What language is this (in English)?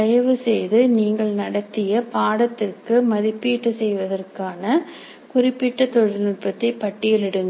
Tamil